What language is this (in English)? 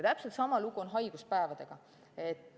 Estonian